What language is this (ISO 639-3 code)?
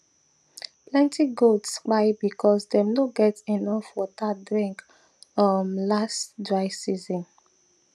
pcm